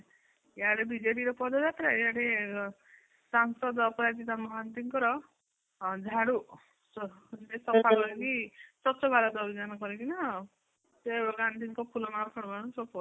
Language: Odia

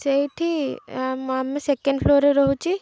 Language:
Odia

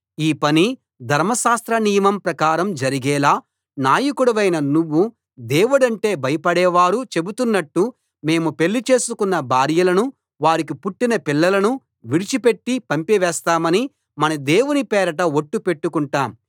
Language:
Telugu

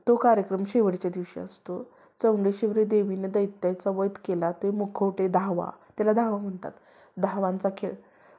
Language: Marathi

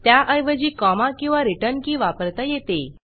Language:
Marathi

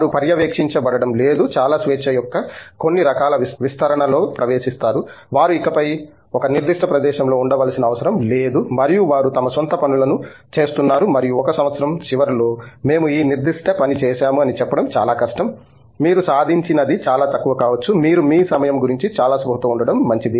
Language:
Telugu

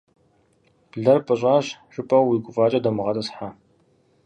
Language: Kabardian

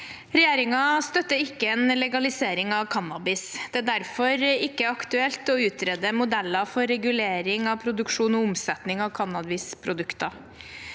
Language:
Norwegian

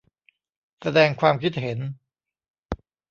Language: Thai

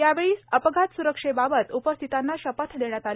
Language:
Marathi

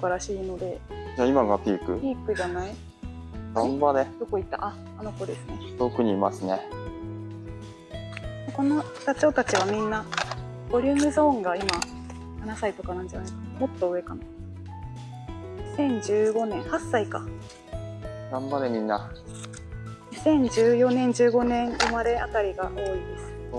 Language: Japanese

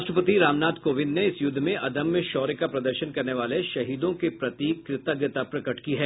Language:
Hindi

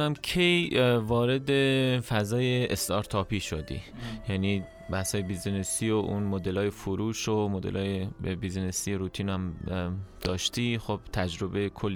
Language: Persian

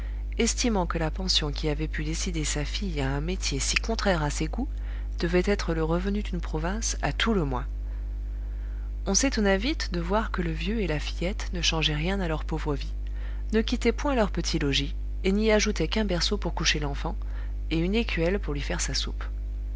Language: French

